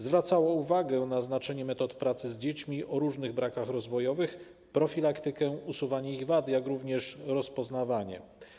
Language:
Polish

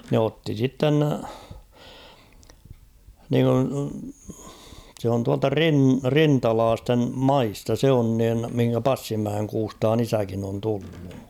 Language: Finnish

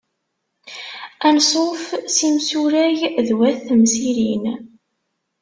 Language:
Kabyle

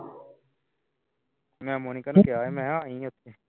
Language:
Punjabi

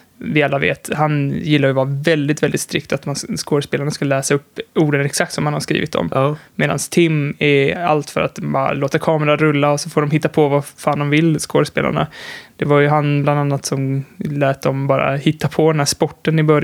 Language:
Swedish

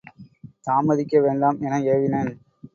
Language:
Tamil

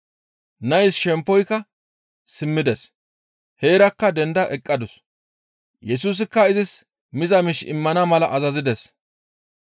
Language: Gamo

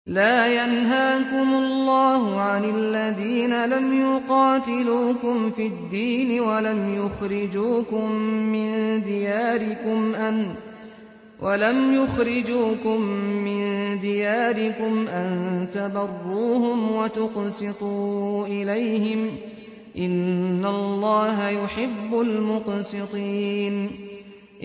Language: Arabic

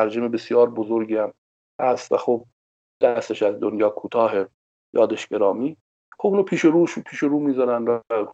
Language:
Persian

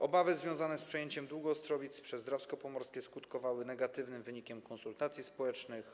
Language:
Polish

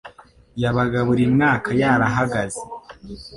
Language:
Kinyarwanda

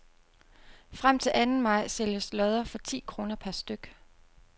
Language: Danish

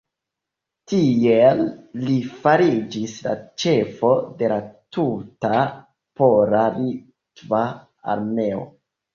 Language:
Esperanto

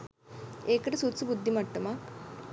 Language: Sinhala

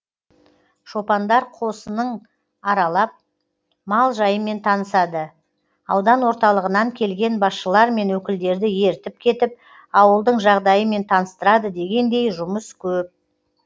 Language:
Kazakh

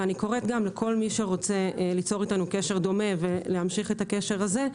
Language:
Hebrew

